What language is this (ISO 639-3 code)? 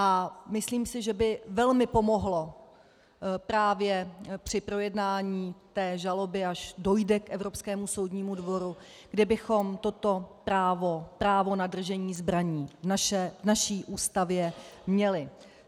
ces